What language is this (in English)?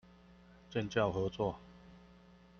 Chinese